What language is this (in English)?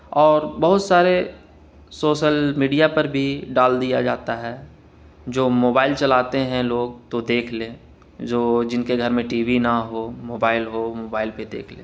Urdu